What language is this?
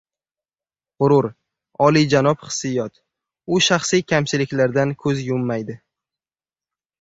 Uzbek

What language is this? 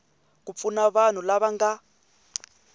Tsonga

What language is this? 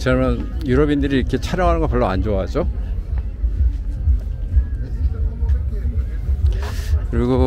Korean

